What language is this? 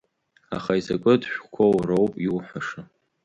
Abkhazian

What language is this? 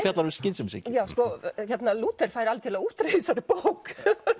Icelandic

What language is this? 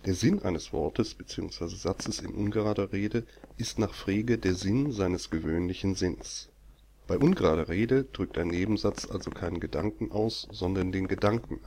German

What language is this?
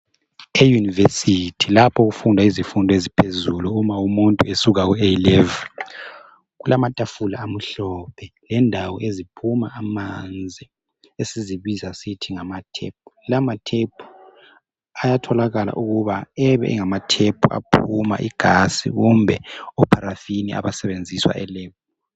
North Ndebele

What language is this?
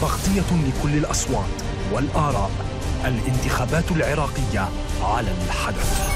Arabic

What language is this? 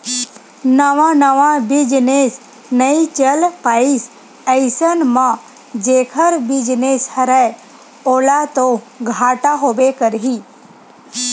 Chhattisgarhi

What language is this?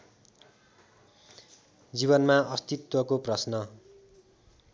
Nepali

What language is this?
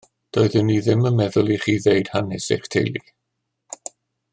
Welsh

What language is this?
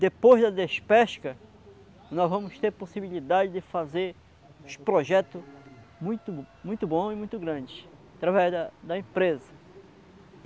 Portuguese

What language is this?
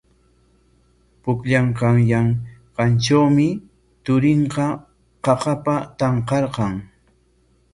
Corongo Ancash Quechua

